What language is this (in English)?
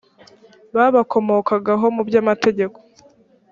Kinyarwanda